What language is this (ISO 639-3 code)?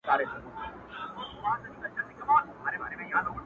pus